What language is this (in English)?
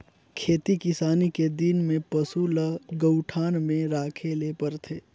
Chhattisgarhi